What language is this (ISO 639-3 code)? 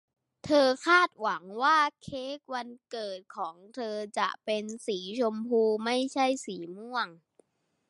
tha